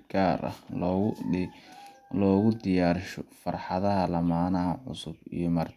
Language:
Somali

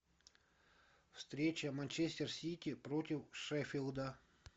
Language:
Russian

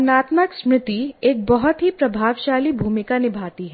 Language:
Hindi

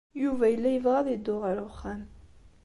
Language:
Kabyle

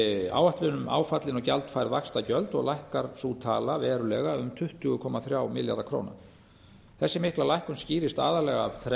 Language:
Icelandic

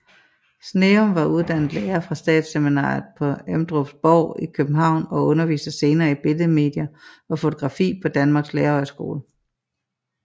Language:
Danish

